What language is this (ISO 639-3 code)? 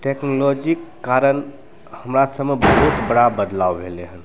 mai